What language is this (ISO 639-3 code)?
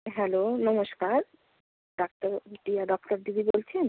ben